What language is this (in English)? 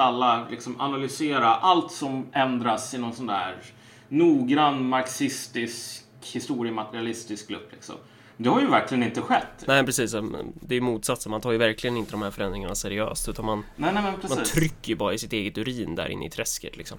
Swedish